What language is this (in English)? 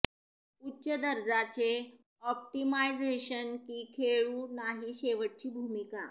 Marathi